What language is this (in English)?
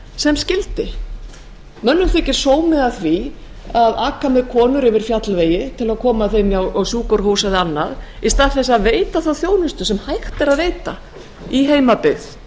Icelandic